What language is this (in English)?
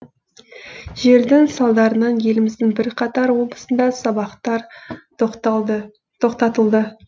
Kazakh